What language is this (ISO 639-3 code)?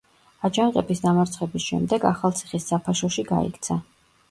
kat